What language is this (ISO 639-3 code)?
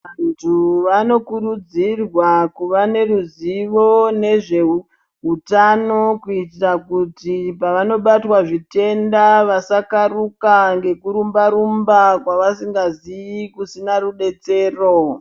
ndc